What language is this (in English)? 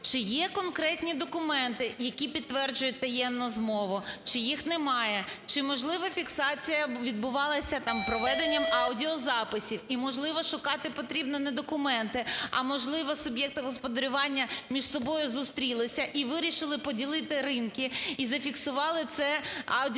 Ukrainian